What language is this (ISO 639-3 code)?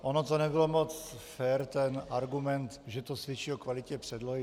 ces